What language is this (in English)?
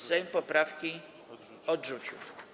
Polish